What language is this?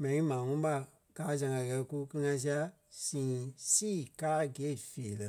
Kpelle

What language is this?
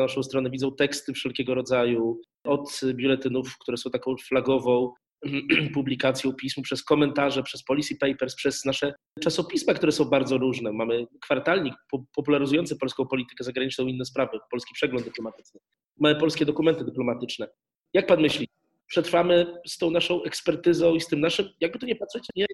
Polish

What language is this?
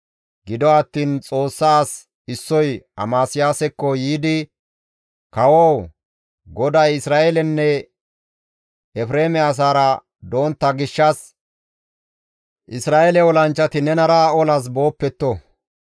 Gamo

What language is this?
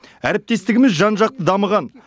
Kazakh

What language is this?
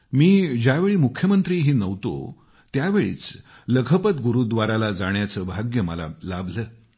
Marathi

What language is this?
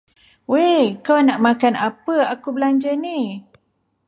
Malay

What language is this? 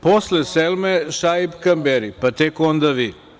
Serbian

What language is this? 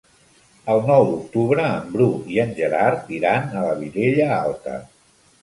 Catalan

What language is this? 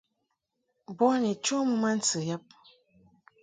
Mungaka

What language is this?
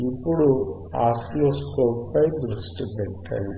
Telugu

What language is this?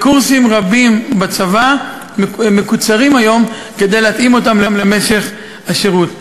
Hebrew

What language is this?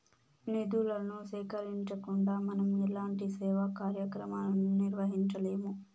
Telugu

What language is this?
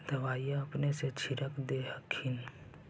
Magahi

